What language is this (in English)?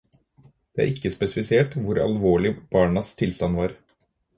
Norwegian Bokmål